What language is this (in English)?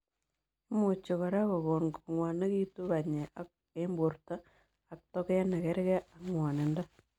Kalenjin